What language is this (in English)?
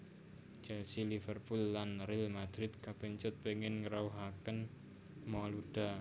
Javanese